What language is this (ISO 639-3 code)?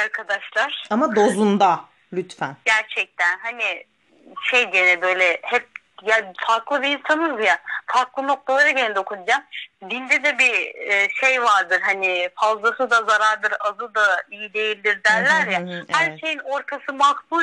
tur